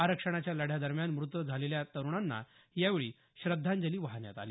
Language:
Marathi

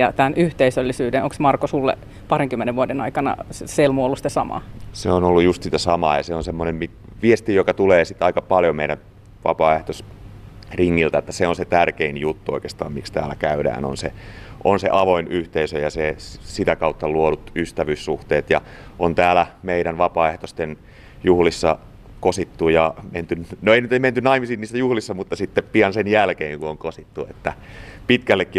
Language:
Finnish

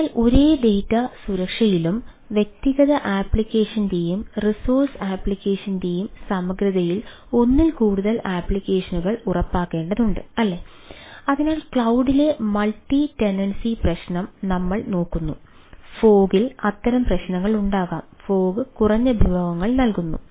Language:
Malayalam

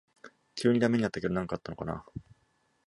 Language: Japanese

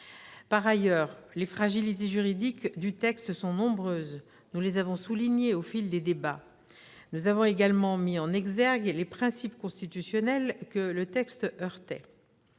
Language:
French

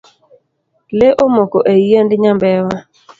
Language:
Luo (Kenya and Tanzania)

